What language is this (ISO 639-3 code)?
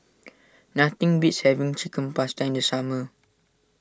eng